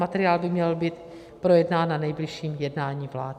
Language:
Czech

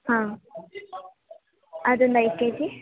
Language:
Kannada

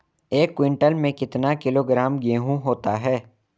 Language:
Hindi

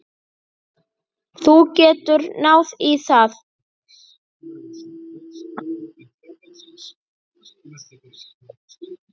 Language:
Icelandic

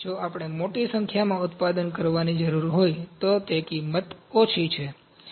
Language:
Gujarati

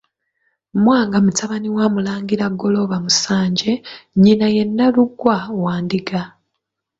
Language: Ganda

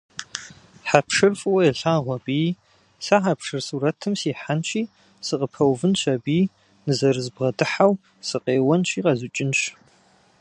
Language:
Kabardian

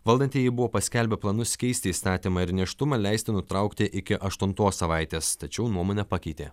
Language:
Lithuanian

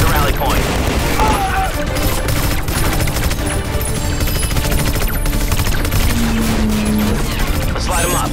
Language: English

